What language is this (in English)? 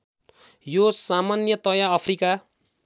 Nepali